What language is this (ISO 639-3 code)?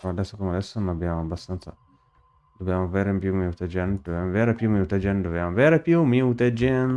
ita